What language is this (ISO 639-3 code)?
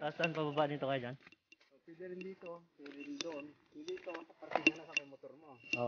fil